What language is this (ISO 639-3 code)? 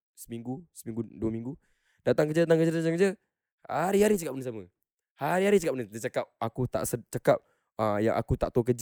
msa